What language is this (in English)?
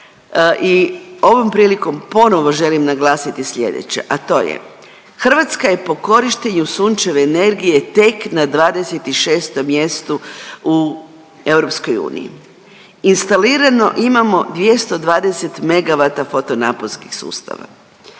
Croatian